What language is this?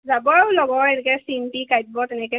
Assamese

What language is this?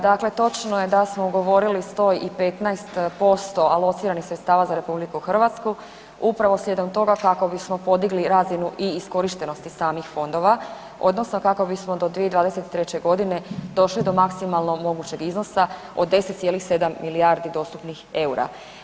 Croatian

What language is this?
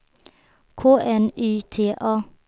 Swedish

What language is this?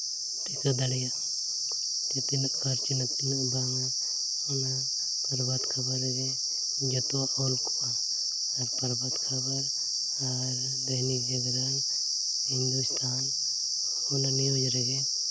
Santali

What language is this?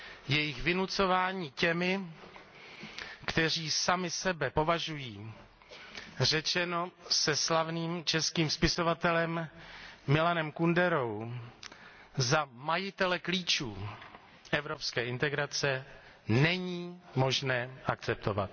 Czech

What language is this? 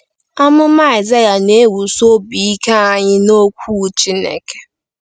Igbo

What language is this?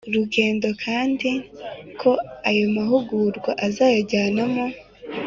Kinyarwanda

